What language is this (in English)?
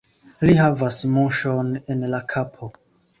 Esperanto